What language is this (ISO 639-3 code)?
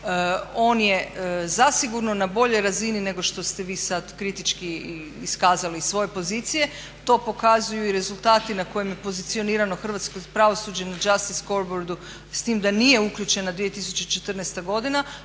hrv